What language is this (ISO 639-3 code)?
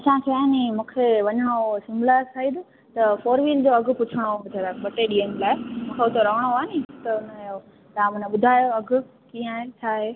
snd